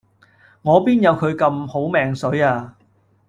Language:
Cantonese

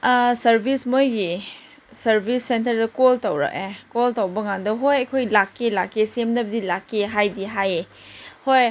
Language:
Manipuri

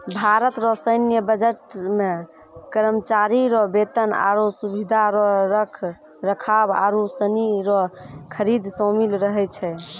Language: Maithili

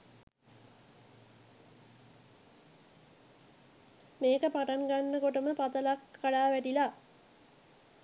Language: Sinhala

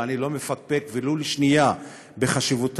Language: Hebrew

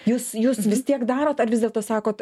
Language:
Lithuanian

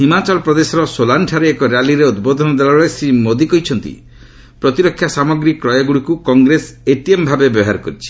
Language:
Odia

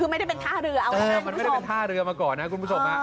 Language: Thai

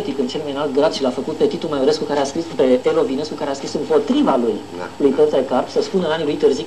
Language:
Romanian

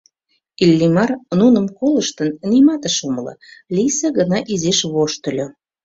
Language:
Mari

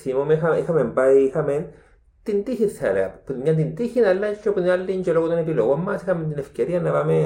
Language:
Greek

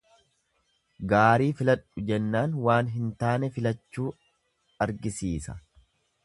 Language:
Oromo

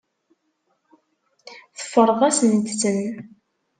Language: Kabyle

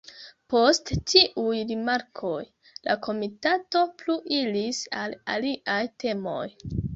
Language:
Esperanto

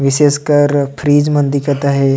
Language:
Sadri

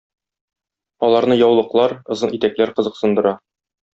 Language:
Tatar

